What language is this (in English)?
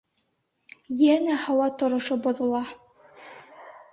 Bashkir